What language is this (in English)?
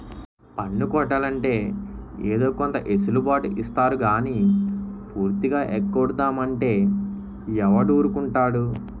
Telugu